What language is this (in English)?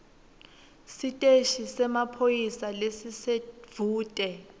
Swati